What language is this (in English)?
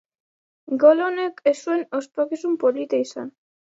Basque